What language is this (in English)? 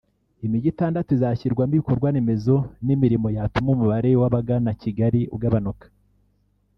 Kinyarwanda